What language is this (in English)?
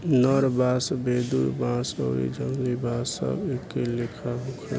Bhojpuri